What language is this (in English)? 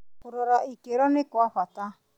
Kikuyu